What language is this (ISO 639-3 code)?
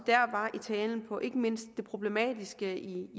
dan